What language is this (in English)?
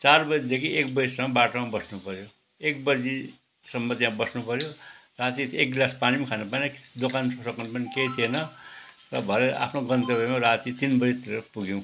Nepali